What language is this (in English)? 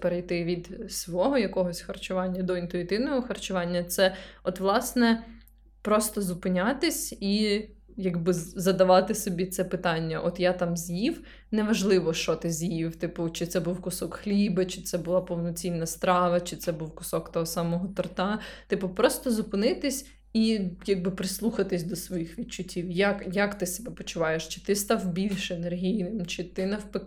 Ukrainian